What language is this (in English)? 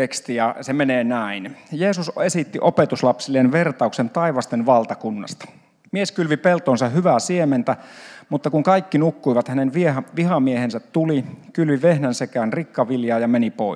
Finnish